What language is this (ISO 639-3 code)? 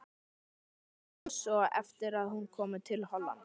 isl